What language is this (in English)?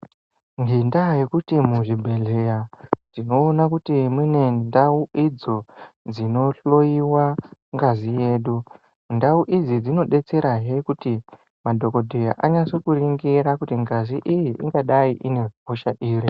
Ndau